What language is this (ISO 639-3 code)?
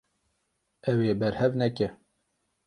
kur